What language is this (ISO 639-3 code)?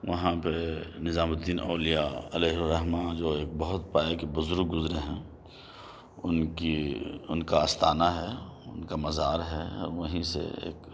urd